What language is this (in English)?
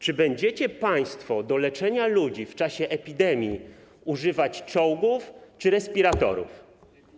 Polish